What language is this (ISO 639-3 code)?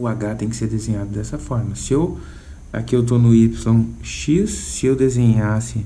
por